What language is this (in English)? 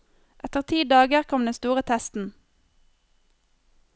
Norwegian